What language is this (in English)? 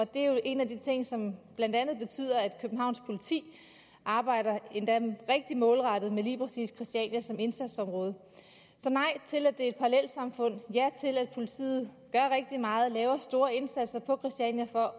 Danish